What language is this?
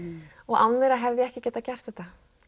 Icelandic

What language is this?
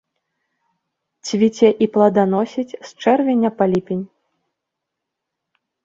Belarusian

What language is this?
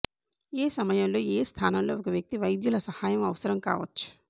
Telugu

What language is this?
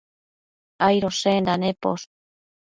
Matsés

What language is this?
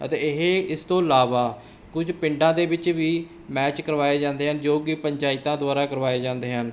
Punjabi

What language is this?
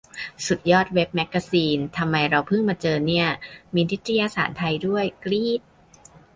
Thai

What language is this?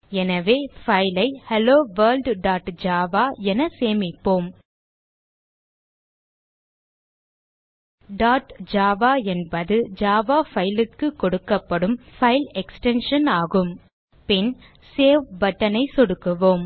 Tamil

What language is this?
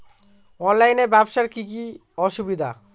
Bangla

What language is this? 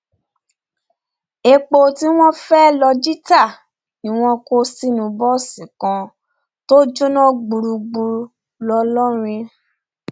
Yoruba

